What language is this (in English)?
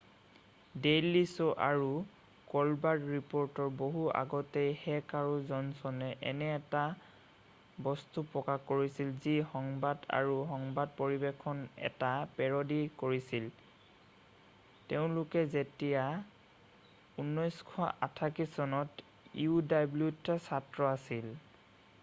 Assamese